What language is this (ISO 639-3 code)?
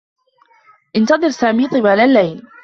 ara